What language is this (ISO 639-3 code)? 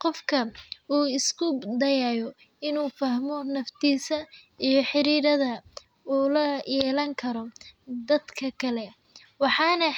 som